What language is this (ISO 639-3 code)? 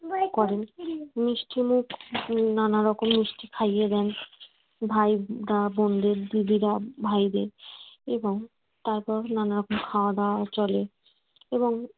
ben